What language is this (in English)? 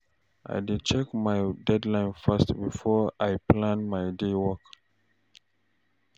Nigerian Pidgin